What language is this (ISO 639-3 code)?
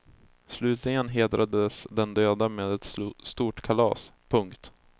swe